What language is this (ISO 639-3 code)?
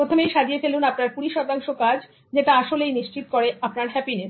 ben